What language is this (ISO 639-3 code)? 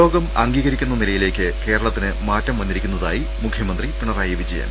mal